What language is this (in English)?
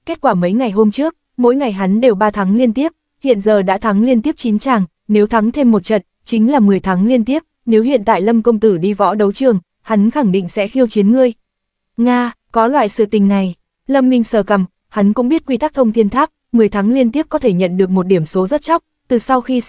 Vietnamese